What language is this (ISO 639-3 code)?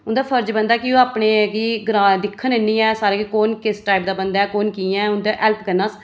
doi